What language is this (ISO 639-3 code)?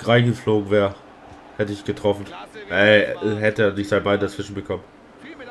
deu